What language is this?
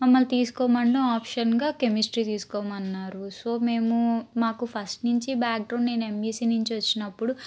Telugu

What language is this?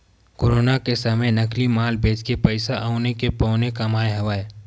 Chhattisgarhi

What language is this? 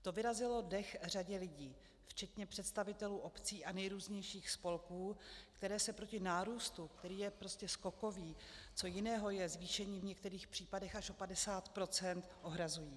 Czech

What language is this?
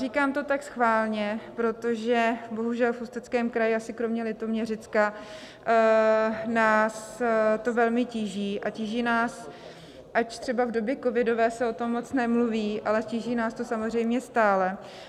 Czech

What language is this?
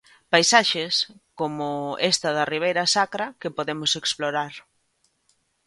Galician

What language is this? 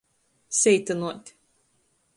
Latgalian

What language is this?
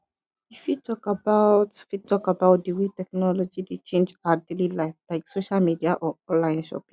Nigerian Pidgin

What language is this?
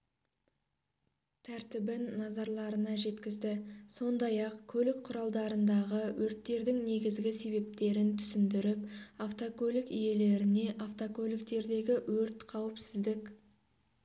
Kazakh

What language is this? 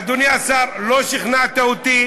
Hebrew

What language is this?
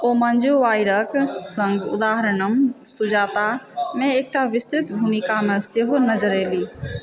Maithili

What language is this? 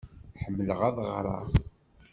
Kabyle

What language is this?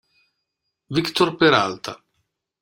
Italian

